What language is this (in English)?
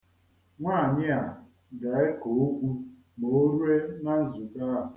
Igbo